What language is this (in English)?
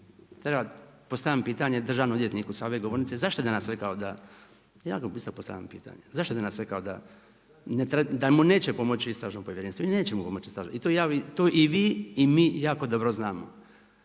Croatian